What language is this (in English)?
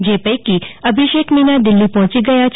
Gujarati